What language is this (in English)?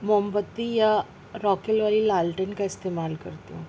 Urdu